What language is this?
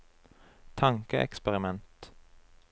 Norwegian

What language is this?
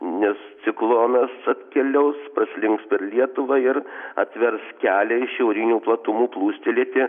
Lithuanian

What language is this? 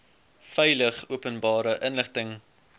Afrikaans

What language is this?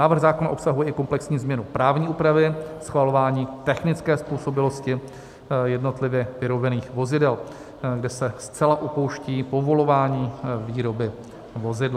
Czech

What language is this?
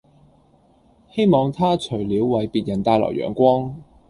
Cantonese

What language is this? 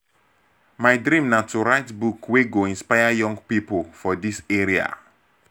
Nigerian Pidgin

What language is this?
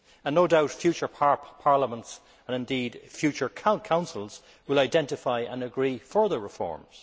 English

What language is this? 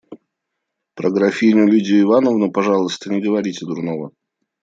Russian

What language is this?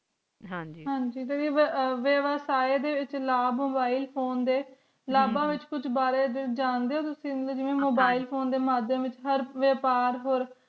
Punjabi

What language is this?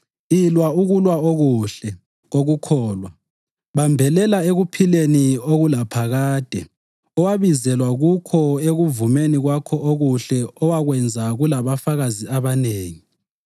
North Ndebele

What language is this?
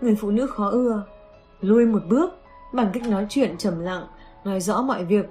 Vietnamese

